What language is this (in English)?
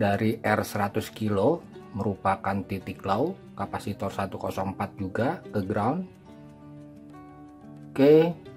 Indonesian